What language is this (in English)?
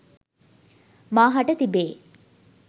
Sinhala